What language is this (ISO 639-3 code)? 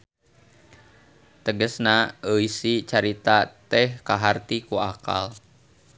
sun